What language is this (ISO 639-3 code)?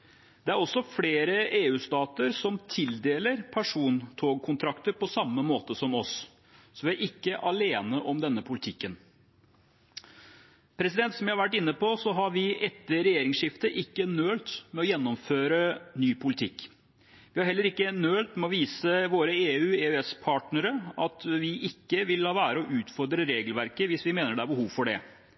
nob